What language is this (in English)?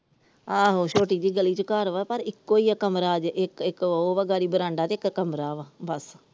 Punjabi